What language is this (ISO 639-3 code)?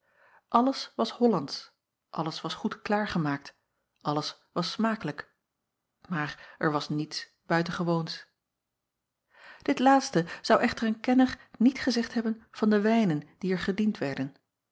nld